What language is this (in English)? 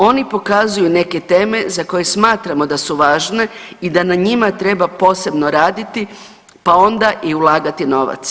Croatian